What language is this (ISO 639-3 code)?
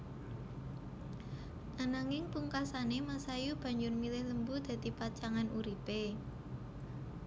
jav